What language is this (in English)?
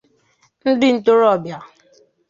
Igbo